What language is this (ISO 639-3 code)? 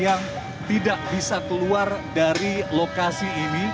ind